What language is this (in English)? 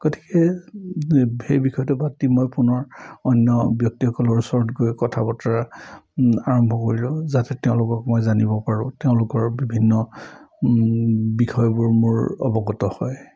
Assamese